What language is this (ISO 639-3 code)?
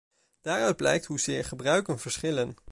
nld